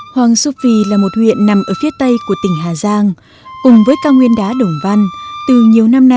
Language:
Vietnamese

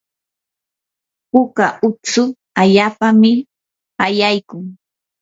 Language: Yanahuanca Pasco Quechua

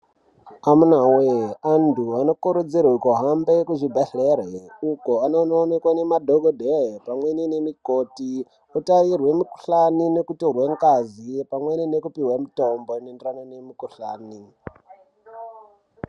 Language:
Ndau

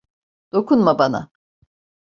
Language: Turkish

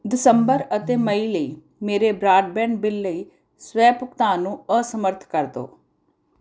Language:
Punjabi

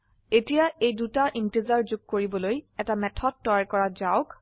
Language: Assamese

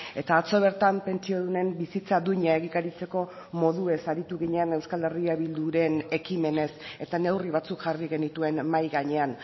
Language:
Basque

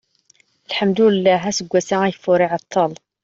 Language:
Kabyle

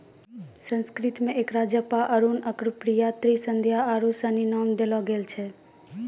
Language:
Maithili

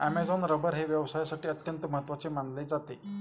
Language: Marathi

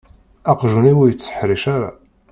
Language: Kabyle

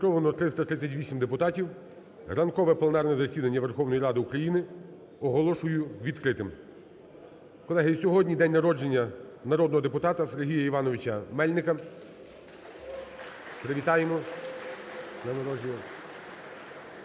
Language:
Ukrainian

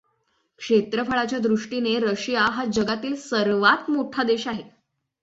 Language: Marathi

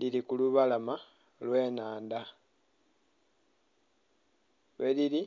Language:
Soga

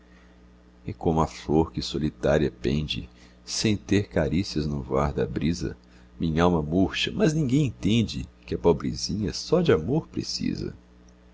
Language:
Portuguese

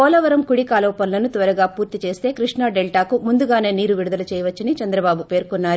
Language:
Telugu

